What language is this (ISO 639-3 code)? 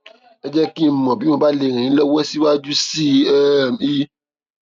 yor